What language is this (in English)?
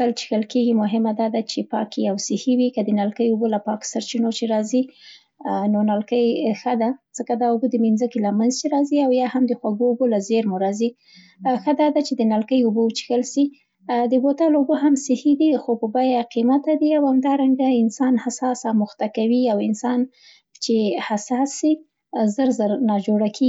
Central Pashto